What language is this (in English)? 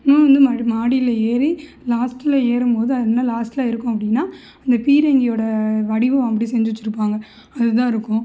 Tamil